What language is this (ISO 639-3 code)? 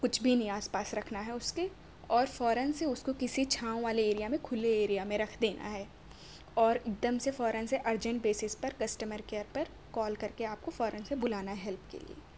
urd